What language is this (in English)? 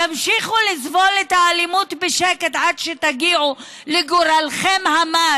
Hebrew